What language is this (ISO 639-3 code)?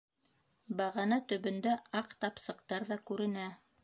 bak